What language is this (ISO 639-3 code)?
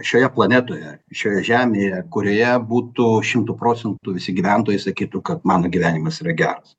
lit